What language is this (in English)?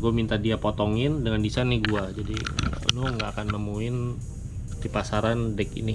Indonesian